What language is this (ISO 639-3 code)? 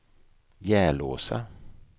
swe